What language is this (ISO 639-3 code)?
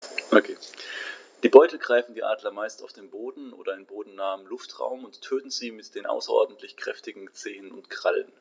deu